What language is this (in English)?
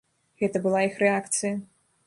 Belarusian